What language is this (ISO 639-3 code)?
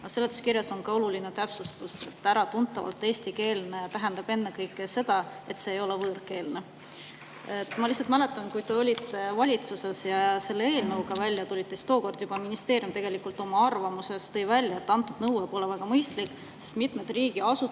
est